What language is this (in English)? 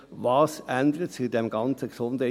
Swiss German